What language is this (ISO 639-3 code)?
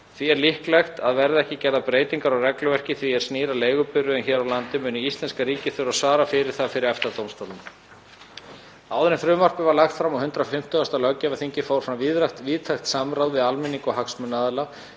isl